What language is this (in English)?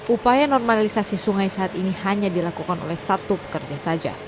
Indonesian